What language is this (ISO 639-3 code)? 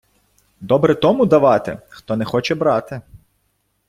ukr